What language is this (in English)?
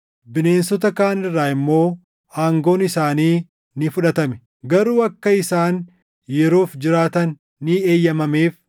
Oromo